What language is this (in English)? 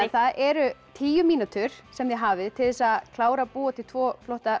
Icelandic